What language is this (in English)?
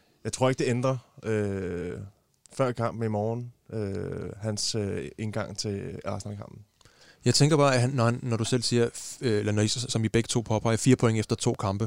Danish